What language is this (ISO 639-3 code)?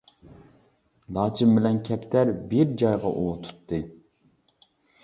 uig